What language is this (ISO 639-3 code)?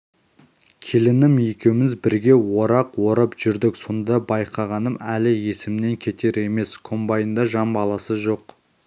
kaz